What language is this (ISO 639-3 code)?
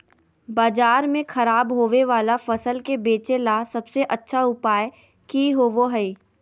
mag